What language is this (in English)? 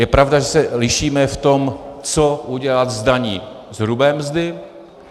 Czech